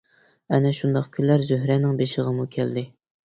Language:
Uyghur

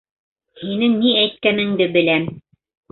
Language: Bashkir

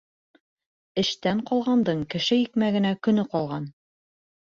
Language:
Bashkir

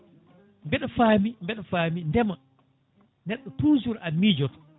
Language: Fula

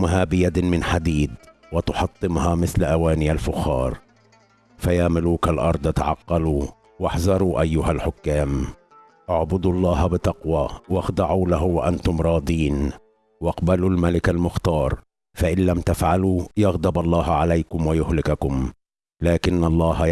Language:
Arabic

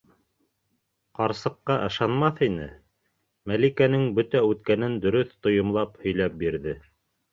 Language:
Bashkir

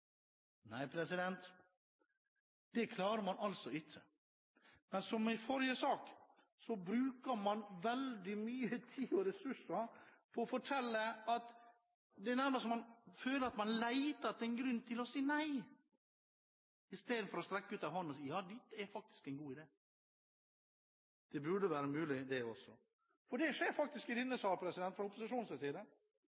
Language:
Norwegian Bokmål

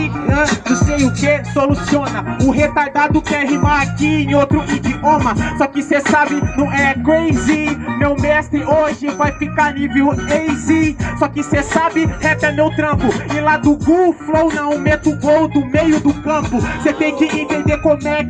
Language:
Portuguese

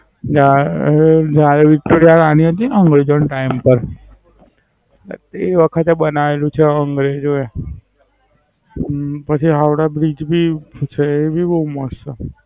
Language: Gujarati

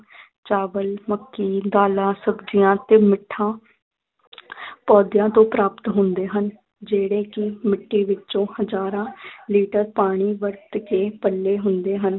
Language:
Punjabi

